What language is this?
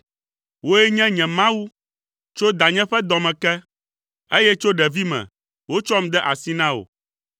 Ewe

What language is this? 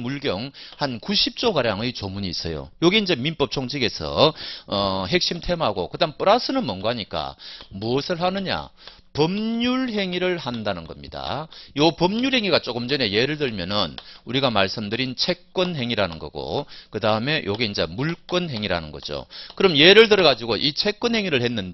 Korean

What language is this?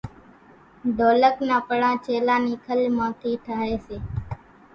Kachi Koli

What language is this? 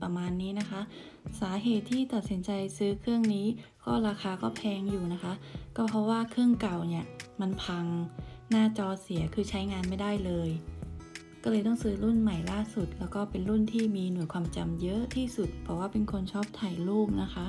Thai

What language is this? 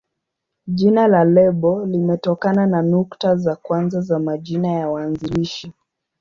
Swahili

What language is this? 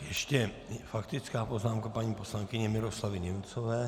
Czech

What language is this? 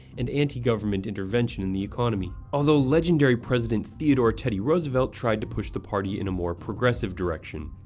English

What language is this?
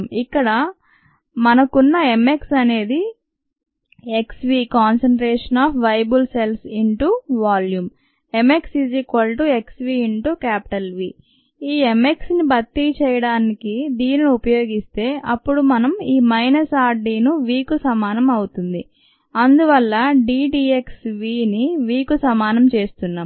Telugu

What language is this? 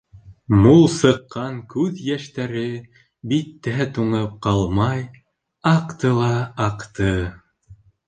Bashkir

